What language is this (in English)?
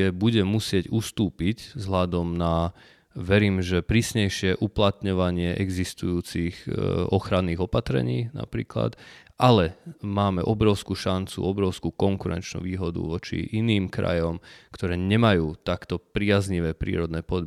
Slovak